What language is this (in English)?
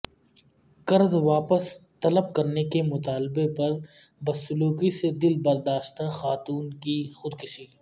Urdu